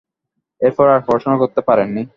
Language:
Bangla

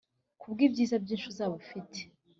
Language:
Kinyarwanda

